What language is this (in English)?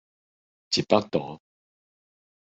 Min Nan Chinese